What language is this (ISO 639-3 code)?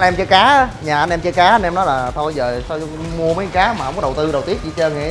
vie